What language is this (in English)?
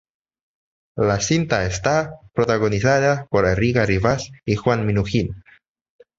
Spanish